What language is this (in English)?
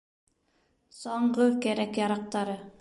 Bashkir